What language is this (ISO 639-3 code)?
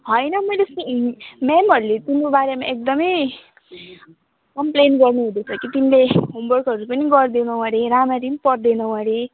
nep